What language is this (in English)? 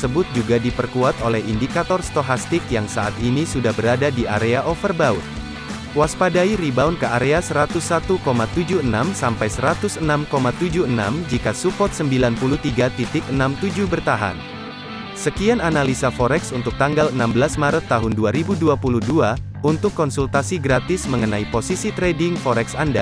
Indonesian